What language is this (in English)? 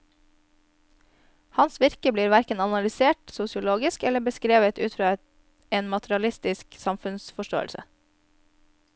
Norwegian